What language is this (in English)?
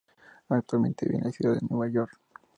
Spanish